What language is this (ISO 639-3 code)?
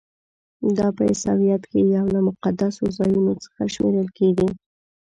pus